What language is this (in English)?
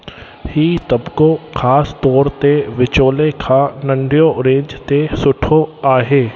Sindhi